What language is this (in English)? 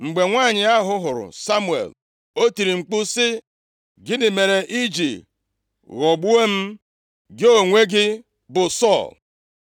Igbo